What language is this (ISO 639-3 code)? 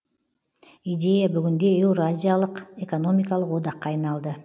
kaz